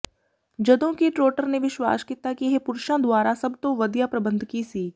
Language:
Punjabi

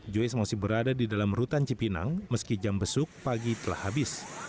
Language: Indonesian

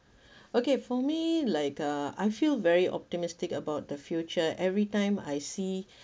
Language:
English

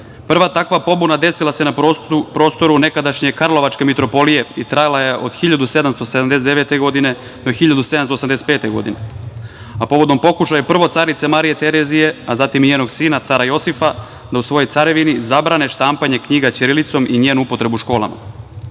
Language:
Serbian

